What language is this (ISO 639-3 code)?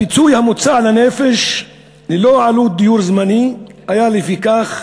heb